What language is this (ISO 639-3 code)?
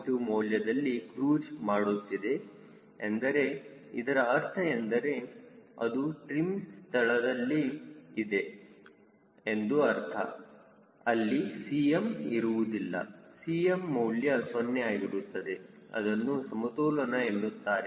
kan